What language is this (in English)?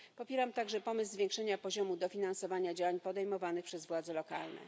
Polish